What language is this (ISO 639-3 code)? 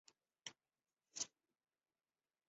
zho